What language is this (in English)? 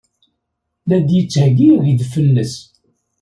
Kabyle